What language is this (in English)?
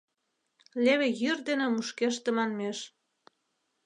Mari